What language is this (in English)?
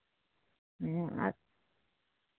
Santali